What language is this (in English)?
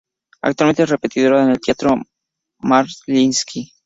Spanish